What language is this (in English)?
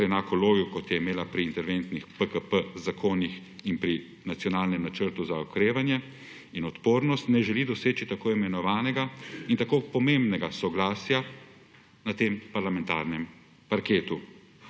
Slovenian